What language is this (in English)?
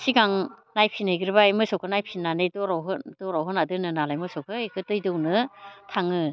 Bodo